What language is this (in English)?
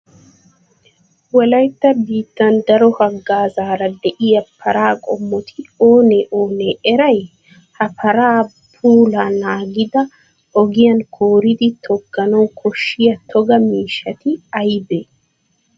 Wolaytta